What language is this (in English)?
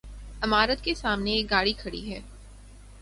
Urdu